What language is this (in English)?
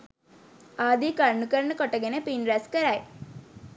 Sinhala